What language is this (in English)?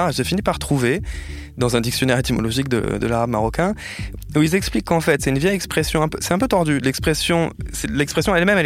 French